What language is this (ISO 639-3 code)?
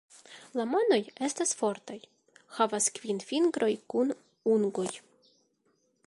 epo